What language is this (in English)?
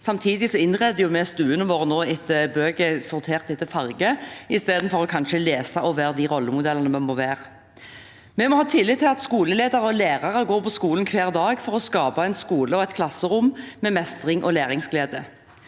Norwegian